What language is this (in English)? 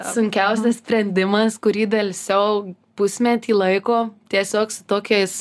Lithuanian